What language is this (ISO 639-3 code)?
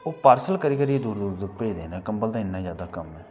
doi